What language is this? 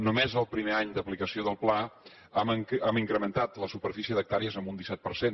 Catalan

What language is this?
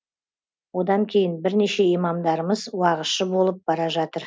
Kazakh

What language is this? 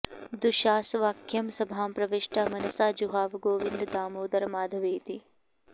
Sanskrit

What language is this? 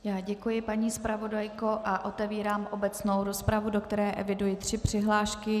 Czech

